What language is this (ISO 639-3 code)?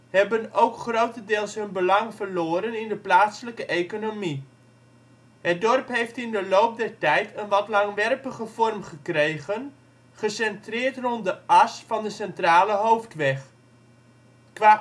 nld